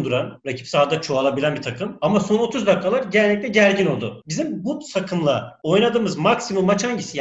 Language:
Turkish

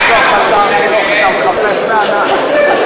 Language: Hebrew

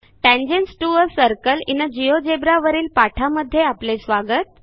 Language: Marathi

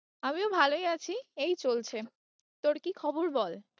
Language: Bangla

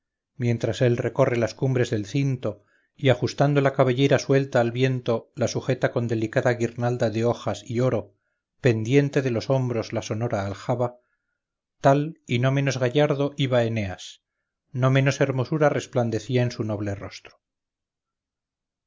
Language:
Spanish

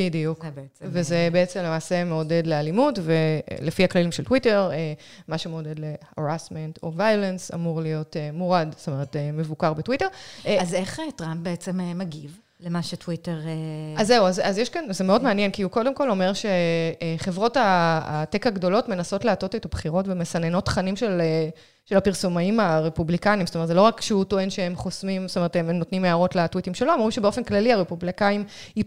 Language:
Hebrew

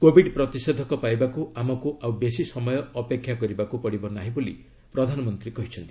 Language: Odia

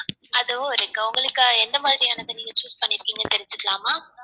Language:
Tamil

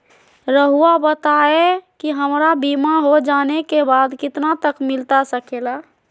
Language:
Magahi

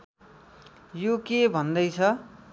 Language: Nepali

